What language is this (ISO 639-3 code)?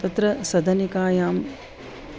san